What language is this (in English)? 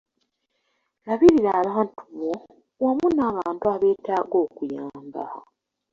Ganda